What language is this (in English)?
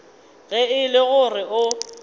Northern Sotho